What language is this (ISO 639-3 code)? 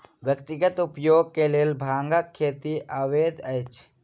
mai